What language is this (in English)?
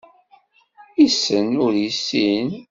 Kabyle